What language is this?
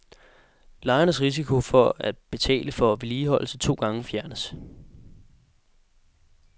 Danish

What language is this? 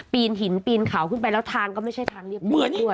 Thai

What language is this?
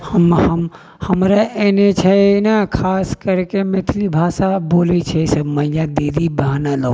Maithili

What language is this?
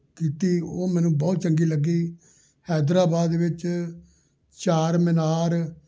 Punjabi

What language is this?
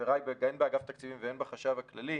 Hebrew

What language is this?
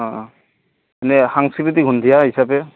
Assamese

